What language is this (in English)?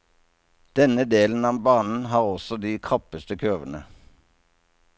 Norwegian